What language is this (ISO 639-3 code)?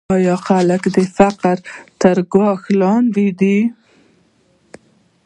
pus